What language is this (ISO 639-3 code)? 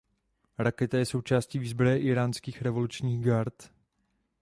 ces